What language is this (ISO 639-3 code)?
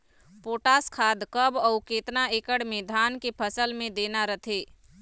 hne